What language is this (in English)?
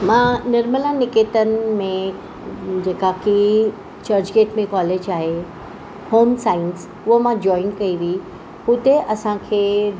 Sindhi